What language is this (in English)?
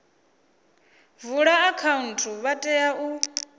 Venda